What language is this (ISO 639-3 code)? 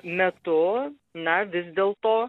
lit